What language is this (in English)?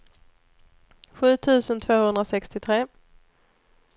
Swedish